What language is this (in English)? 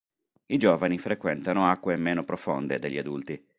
Italian